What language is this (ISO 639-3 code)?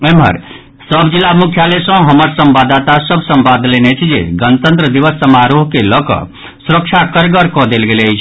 mai